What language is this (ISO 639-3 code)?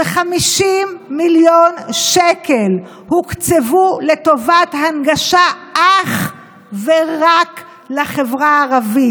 heb